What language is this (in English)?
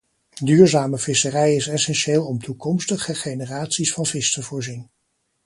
Dutch